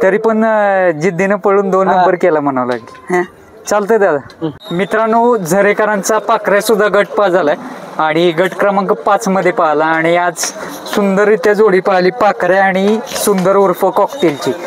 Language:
Marathi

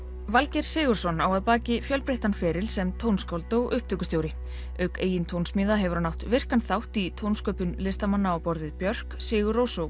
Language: Icelandic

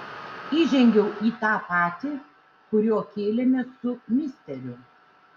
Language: Lithuanian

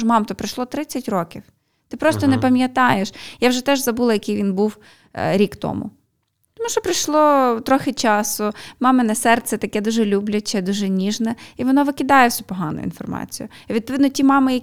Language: Ukrainian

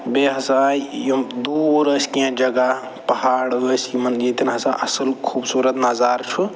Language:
Kashmiri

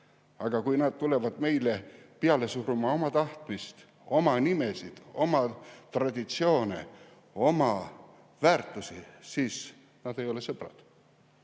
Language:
Estonian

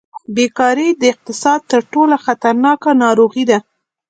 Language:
Pashto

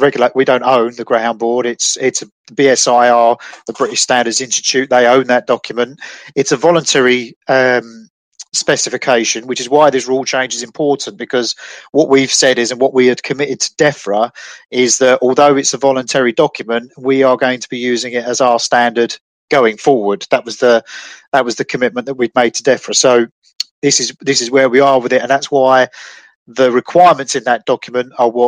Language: English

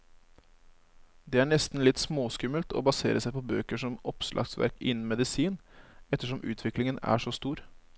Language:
Norwegian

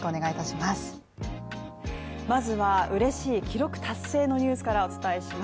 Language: Japanese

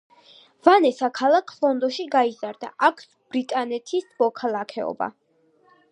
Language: Georgian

